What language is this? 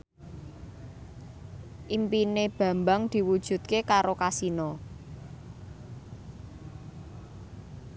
Javanese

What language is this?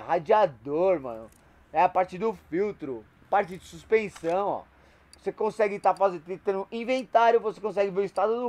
Portuguese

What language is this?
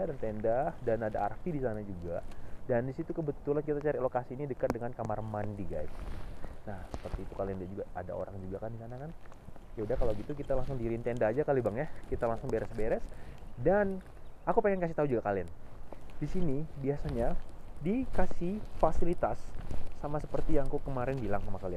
Indonesian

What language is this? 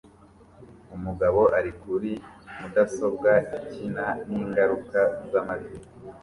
Kinyarwanda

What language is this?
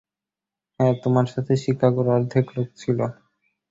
Bangla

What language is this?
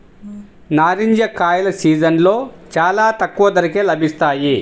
Telugu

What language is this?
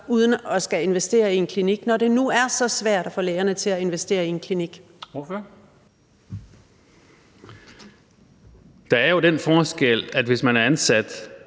Danish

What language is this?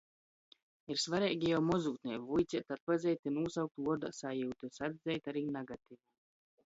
Latgalian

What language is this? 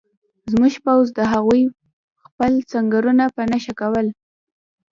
Pashto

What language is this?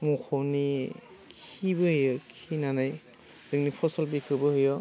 Bodo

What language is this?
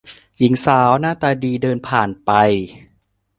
Thai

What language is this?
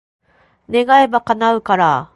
Japanese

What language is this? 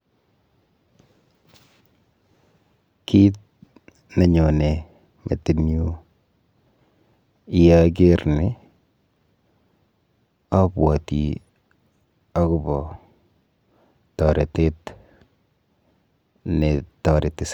Kalenjin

